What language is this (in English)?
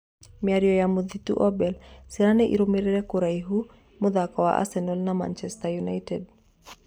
Kikuyu